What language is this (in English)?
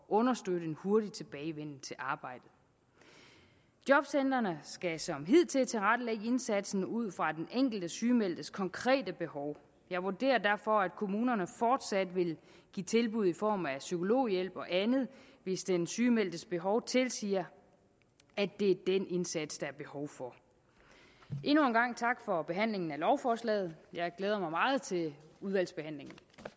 Danish